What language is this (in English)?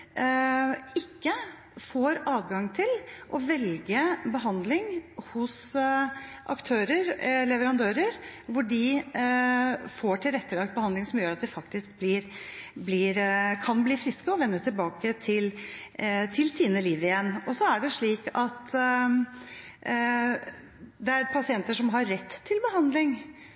Norwegian Bokmål